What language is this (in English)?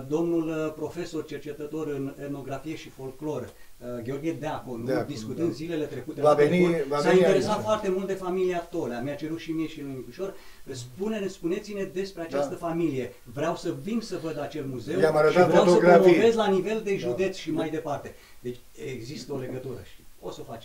Romanian